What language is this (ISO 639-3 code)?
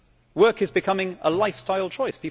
eng